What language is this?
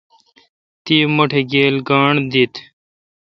Kalkoti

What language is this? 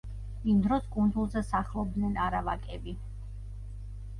Georgian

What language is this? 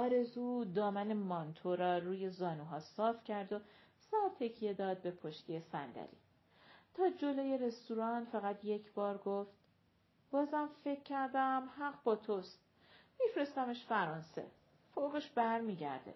Persian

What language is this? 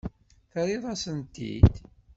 Kabyle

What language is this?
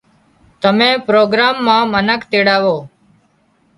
Wadiyara Koli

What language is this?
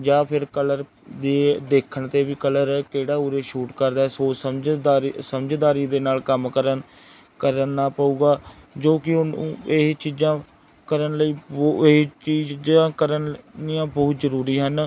Punjabi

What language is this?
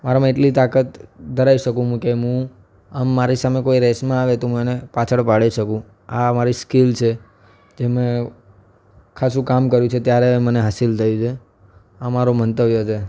Gujarati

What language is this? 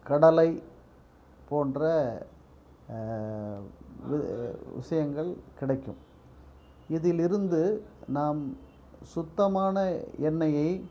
Tamil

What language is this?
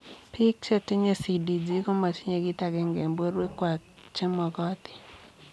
Kalenjin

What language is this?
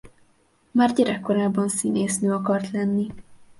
Hungarian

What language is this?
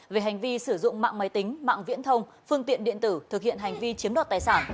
Vietnamese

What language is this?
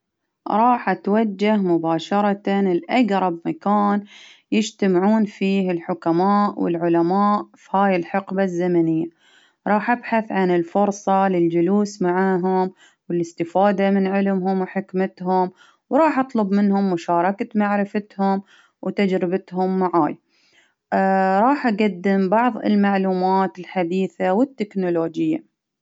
Baharna Arabic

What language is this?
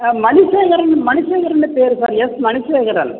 Tamil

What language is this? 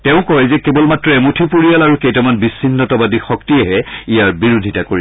Assamese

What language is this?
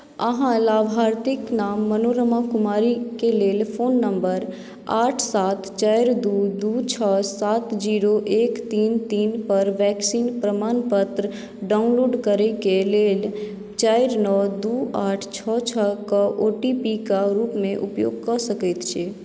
Maithili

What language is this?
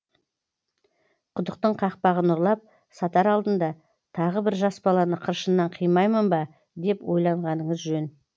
Kazakh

